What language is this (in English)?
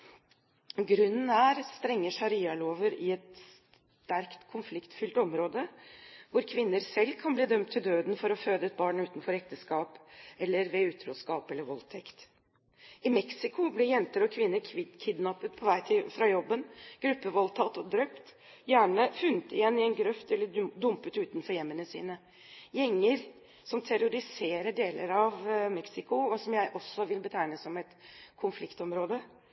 Norwegian Bokmål